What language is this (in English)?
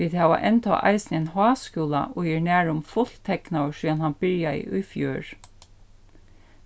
Faroese